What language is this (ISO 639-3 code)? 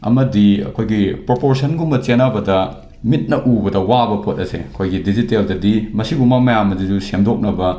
mni